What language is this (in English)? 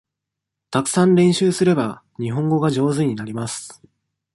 Japanese